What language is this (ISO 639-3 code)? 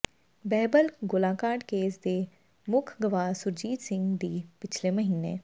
pan